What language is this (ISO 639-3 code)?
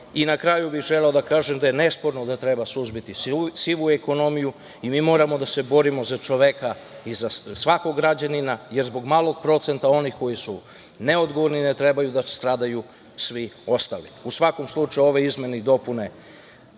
srp